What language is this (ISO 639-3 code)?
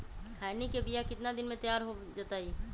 mag